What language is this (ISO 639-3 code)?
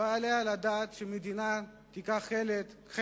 heb